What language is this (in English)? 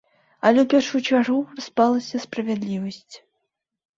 Belarusian